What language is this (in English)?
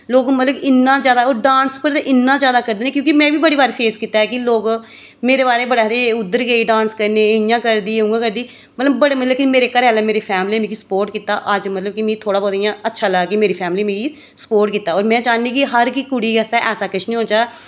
Dogri